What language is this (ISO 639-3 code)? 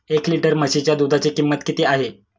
mar